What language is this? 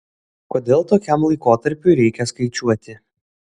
Lithuanian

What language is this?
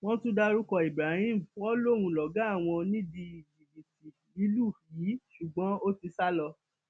Yoruba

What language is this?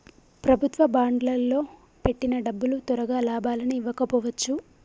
Telugu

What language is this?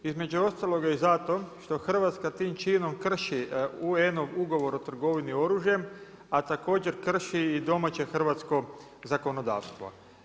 Croatian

